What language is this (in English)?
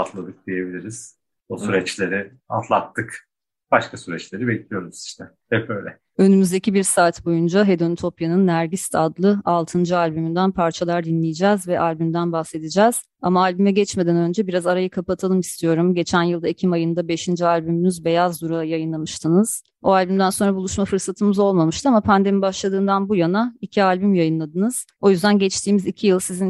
Turkish